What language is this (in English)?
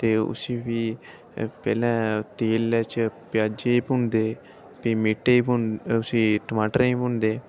Dogri